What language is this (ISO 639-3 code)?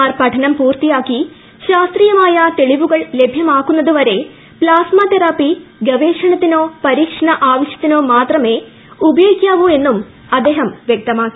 mal